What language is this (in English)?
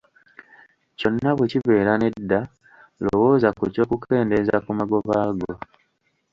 Ganda